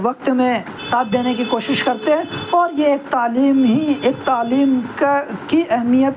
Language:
Urdu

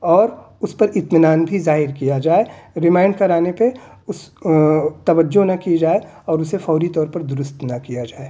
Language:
Urdu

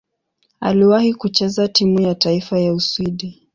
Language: Swahili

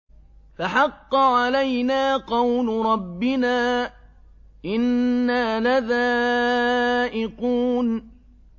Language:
Arabic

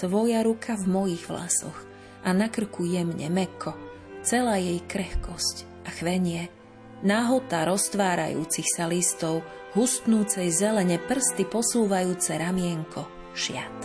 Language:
Slovak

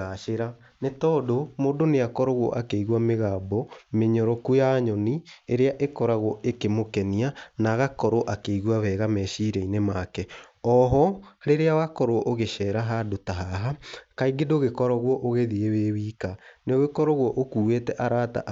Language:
Kikuyu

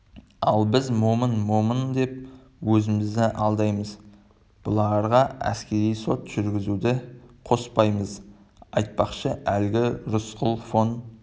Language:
Kazakh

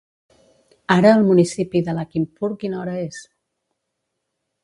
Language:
Catalan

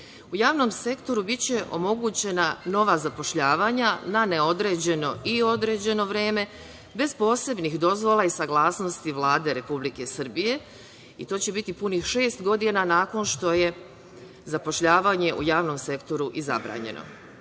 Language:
Serbian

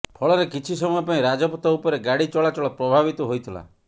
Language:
Odia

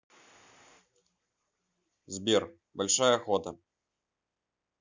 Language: Russian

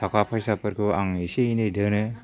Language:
Bodo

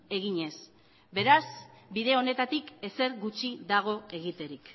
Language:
Basque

